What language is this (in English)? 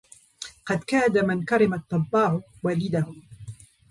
Arabic